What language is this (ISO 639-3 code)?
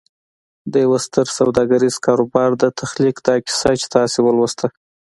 pus